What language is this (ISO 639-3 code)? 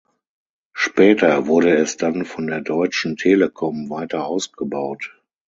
deu